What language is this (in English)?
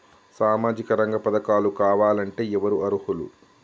Telugu